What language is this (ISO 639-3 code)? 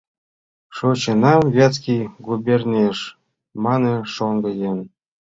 chm